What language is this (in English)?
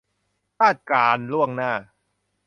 Thai